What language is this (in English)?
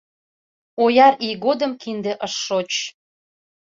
Mari